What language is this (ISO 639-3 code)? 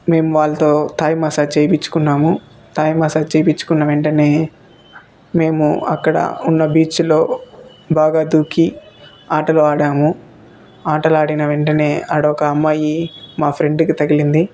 tel